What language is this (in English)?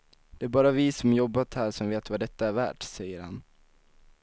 Swedish